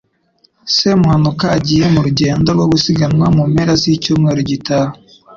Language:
Kinyarwanda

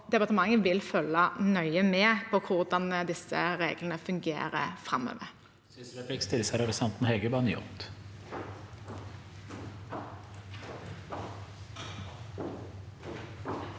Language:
Norwegian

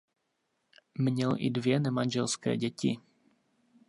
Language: Czech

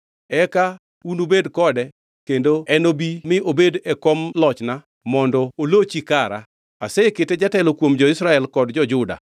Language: Luo (Kenya and Tanzania)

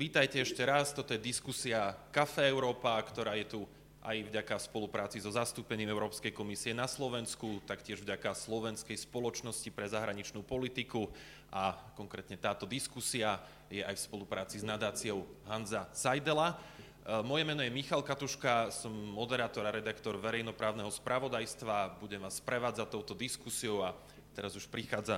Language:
Slovak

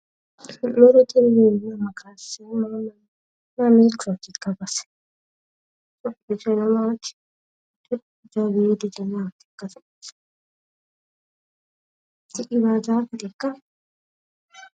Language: Sidamo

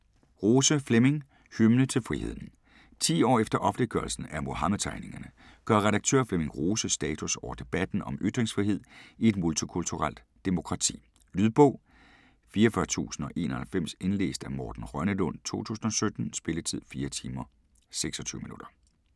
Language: Danish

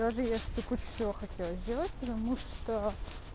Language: Russian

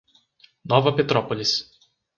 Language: Portuguese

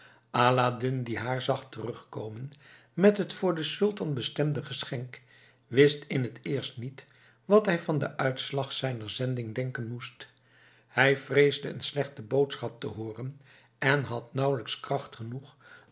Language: Dutch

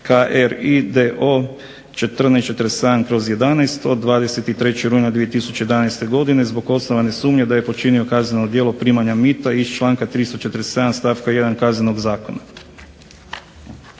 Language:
Croatian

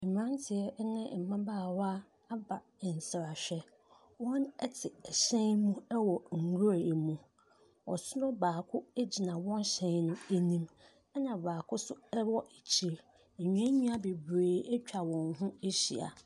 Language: Akan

